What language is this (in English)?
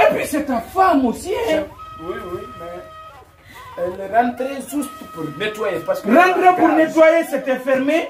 French